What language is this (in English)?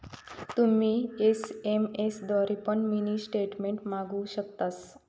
Marathi